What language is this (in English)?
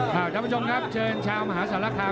Thai